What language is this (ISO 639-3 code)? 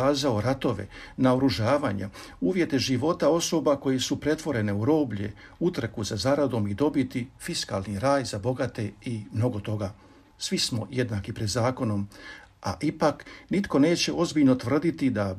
hrv